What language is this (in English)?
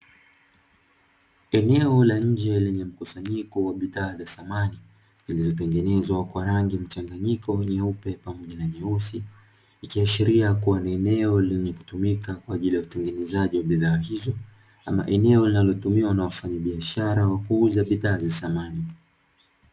Swahili